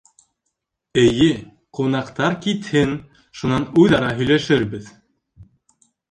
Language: Bashkir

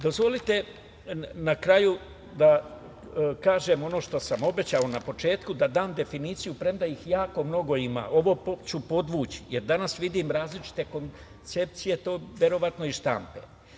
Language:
Serbian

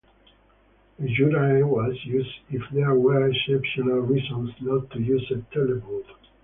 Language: English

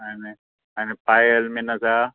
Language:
Konkani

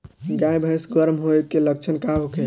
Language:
Bhojpuri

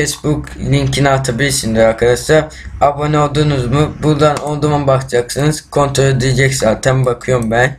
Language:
Turkish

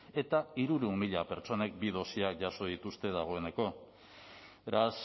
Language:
Basque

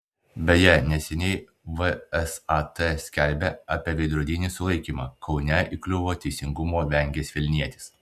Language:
Lithuanian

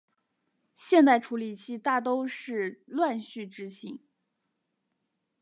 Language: Chinese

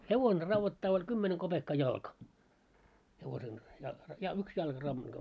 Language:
Finnish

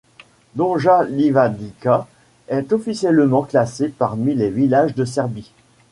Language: French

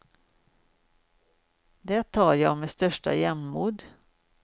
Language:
Swedish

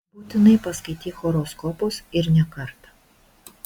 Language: Lithuanian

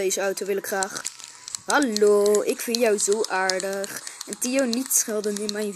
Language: Dutch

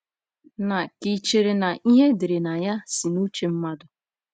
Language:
Igbo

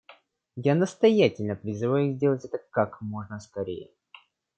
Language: Russian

